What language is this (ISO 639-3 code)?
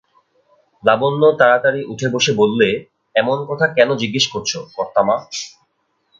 ben